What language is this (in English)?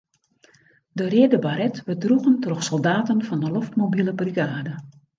Western Frisian